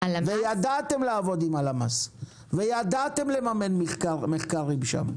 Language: Hebrew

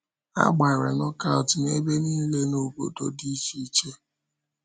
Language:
Igbo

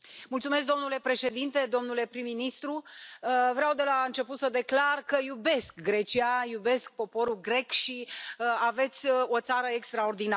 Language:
Romanian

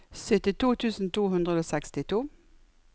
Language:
Norwegian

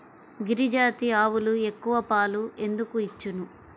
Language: Telugu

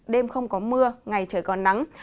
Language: Vietnamese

